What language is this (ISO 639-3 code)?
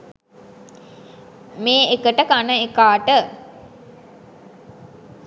sin